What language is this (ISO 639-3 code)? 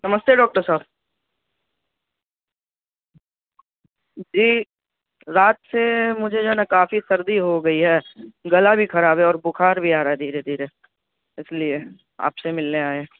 urd